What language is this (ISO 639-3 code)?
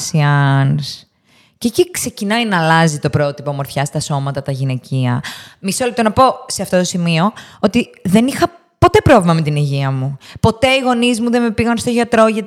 ell